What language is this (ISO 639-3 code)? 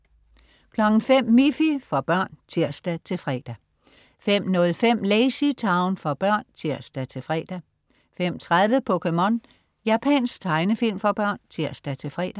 dan